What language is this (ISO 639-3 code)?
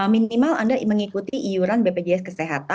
ind